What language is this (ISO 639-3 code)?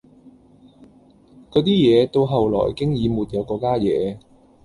yue